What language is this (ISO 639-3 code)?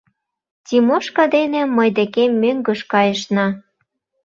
chm